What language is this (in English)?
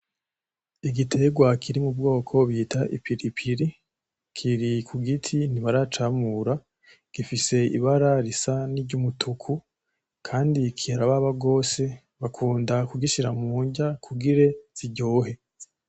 Rundi